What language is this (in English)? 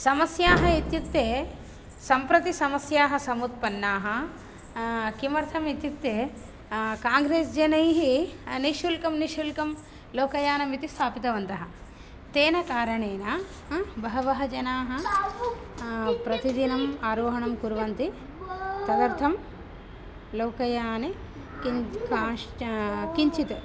Sanskrit